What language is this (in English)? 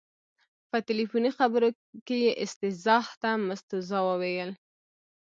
Pashto